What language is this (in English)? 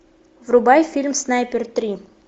Russian